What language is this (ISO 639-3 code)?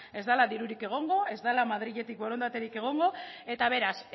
eus